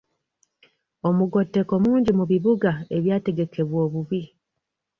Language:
Ganda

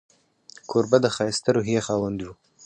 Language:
Pashto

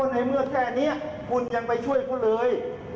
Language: Thai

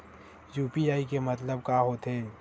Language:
Chhattisgarhi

